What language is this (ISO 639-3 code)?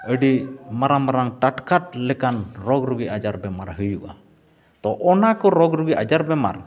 sat